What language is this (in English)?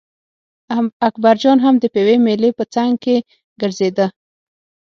Pashto